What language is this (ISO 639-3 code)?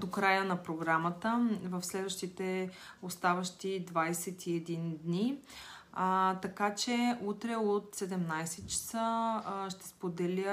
bul